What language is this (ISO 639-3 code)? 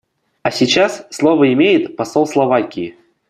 rus